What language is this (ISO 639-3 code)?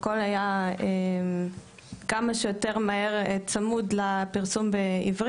heb